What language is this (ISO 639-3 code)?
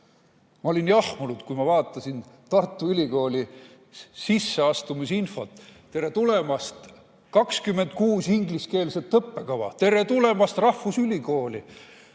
est